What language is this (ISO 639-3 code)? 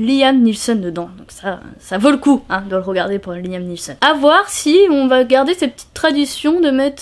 fra